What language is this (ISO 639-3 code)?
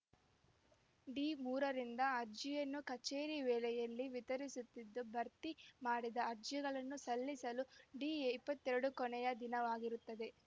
kan